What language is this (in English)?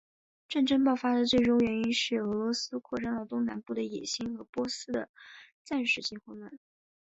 Chinese